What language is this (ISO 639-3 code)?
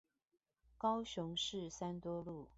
zho